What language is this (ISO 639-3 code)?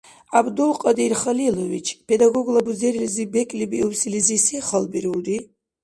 dar